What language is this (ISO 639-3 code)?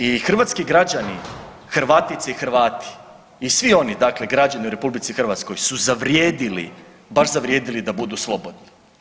hrv